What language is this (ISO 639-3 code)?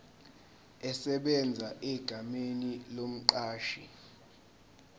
zul